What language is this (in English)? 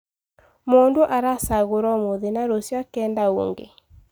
Kikuyu